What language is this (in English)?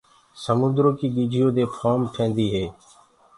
Gurgula